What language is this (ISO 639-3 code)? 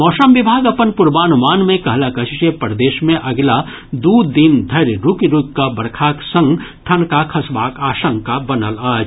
mai